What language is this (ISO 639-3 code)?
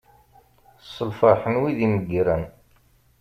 kab